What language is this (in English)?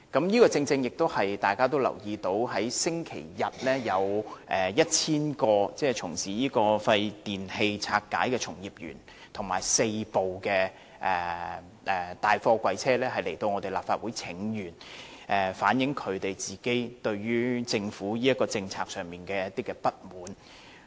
Cantonese